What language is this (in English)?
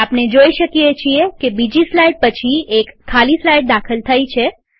Gujarati